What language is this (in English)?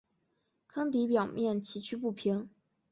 Chinese